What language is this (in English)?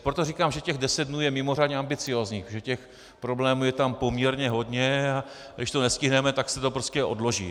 Czech